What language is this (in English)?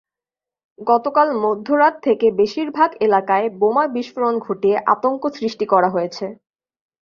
Bangla